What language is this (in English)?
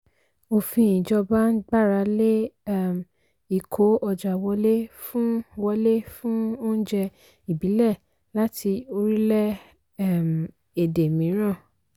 Yoruba